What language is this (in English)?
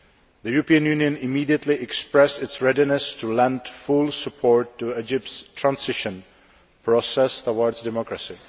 English